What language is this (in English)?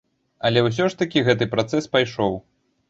Belarusian